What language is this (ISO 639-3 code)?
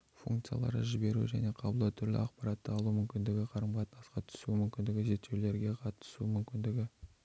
kaz